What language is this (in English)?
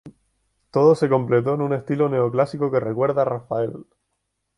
Spanish